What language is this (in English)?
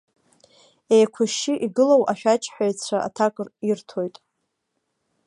Abkhazian